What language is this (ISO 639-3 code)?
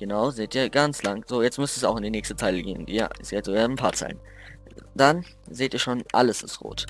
deu